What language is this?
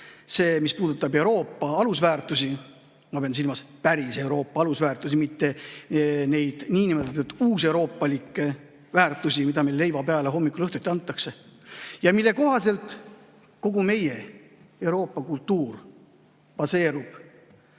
Estonian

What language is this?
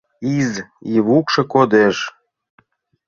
Mari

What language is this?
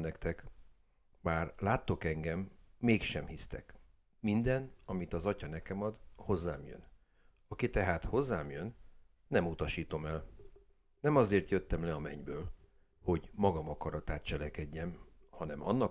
Hungarian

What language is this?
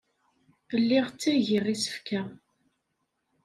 Kabyle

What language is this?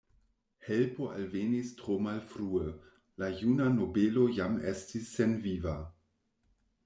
Esperanto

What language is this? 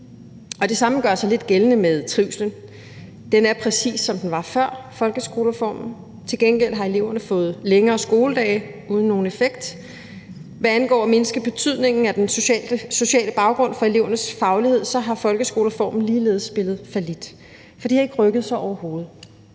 Danish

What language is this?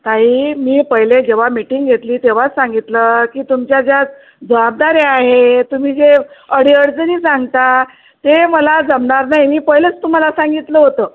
Marathi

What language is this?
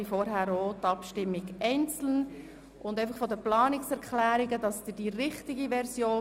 Swiss German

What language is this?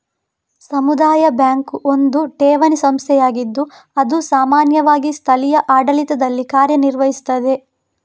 Kannada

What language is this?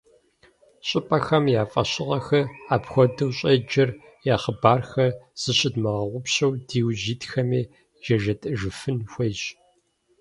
Kabardian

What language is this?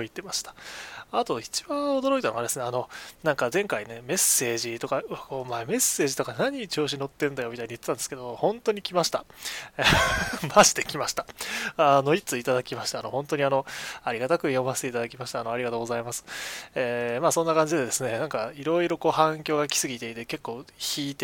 Japanese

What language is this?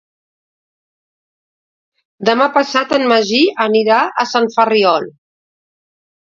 Catalan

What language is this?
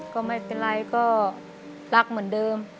Thai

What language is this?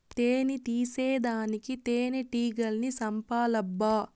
Telugu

